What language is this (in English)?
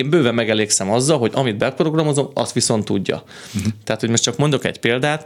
Hungarian